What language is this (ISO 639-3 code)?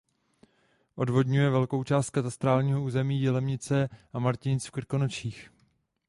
ces